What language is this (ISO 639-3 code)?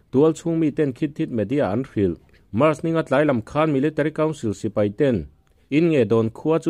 tha